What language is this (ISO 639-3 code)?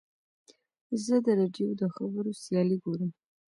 pus